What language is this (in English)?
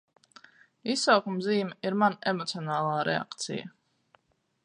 Latvian